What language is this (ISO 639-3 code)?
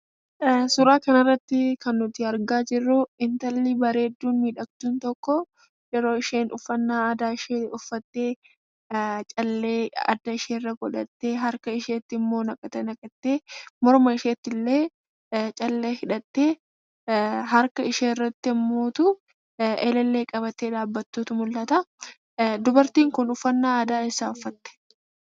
orm